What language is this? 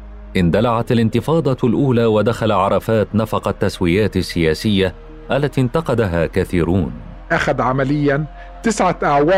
Arabic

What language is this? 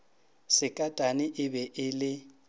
Northern Sotho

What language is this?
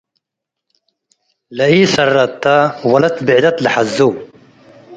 Tigre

